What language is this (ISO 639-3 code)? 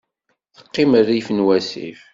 kab